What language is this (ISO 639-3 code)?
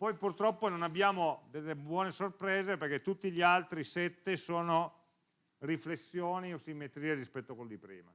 ita